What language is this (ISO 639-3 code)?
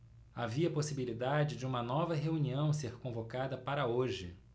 por